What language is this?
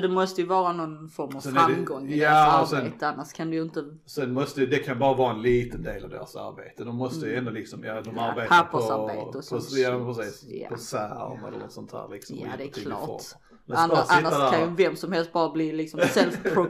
Swedish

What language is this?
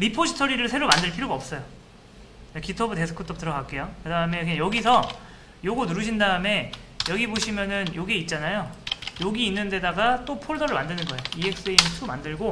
Korean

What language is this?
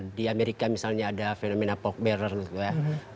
Indonesian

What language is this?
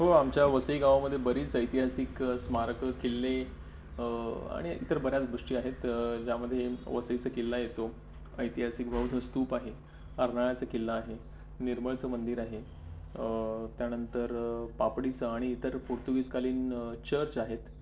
Marathi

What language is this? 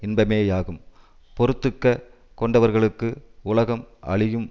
Tamil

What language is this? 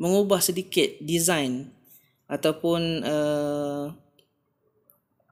Malay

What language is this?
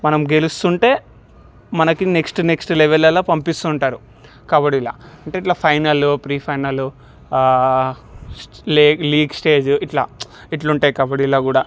Telugu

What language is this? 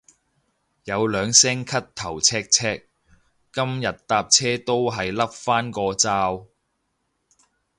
Cantonese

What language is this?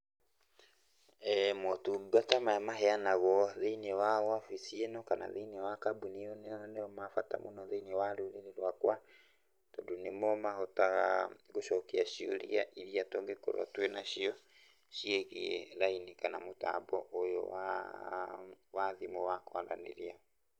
Kikuyu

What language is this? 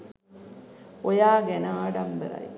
Sinhala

